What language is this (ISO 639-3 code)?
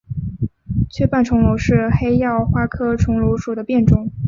zho